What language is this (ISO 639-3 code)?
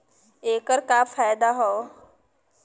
bho